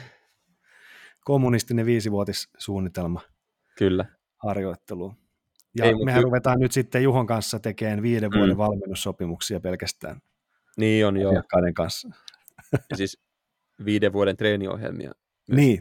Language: Finnish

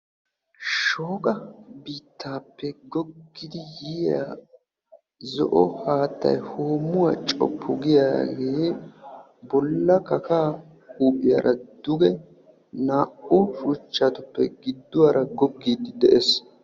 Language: Wolaytta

